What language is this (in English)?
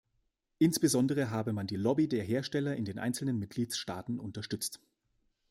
German